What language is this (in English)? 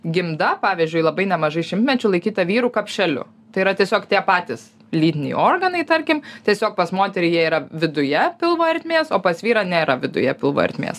Lithuanian